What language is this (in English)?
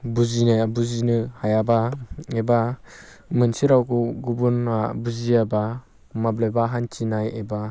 Bodo